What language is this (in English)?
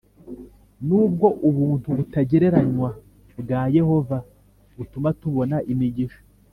Kinyarwanda